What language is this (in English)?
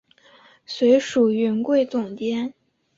Chinese